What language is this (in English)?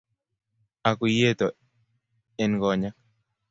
Kalenjin